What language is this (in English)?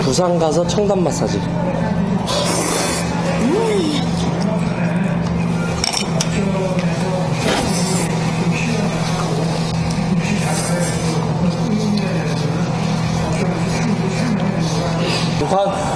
Korean